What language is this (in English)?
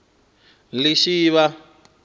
Venda